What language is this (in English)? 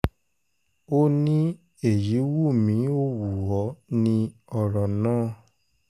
Yoruba